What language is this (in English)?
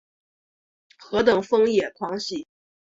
Chinese